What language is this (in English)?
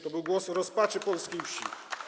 Polish